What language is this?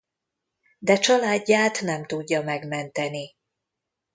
Hungarian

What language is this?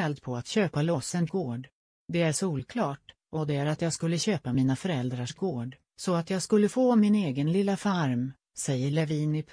Swedish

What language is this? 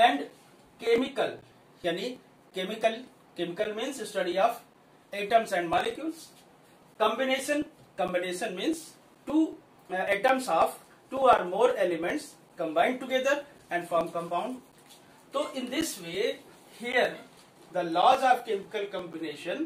Hindi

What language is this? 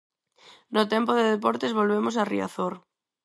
Galician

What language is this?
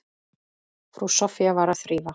Icelandic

